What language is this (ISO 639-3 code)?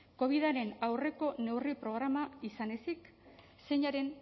eus